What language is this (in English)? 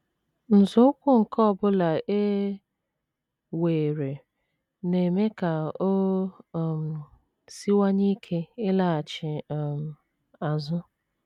Igbo